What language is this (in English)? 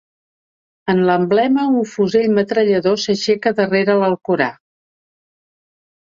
Catalan